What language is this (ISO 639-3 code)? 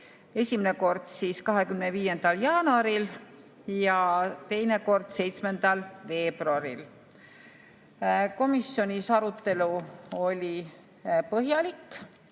est